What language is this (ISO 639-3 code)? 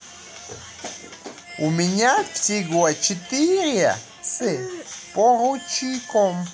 rus